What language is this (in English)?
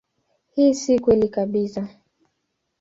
Swahili